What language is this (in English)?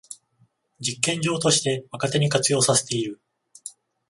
Japanese